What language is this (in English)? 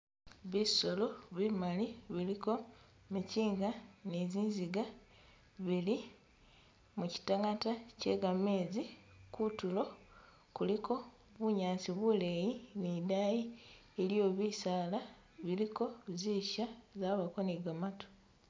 Masaaba